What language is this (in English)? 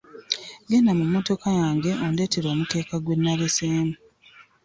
Ganda